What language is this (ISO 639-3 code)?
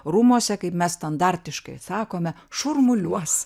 lit